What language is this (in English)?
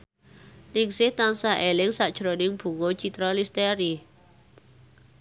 Javanese